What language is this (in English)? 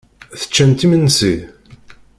Kabyle